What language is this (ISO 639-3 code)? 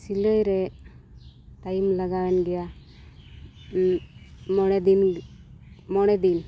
sat